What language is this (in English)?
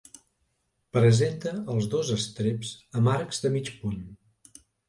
Catalan